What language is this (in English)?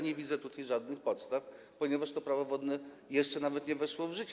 Polish